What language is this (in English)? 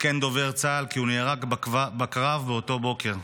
Hebrew